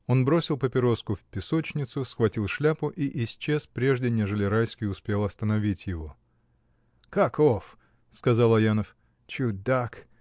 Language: Russian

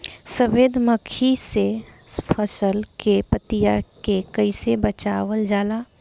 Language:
Bhojpuri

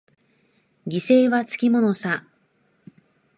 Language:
Japanese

